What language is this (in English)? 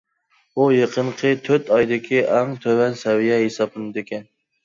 Uyghur